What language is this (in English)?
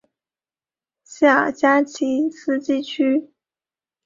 Chinese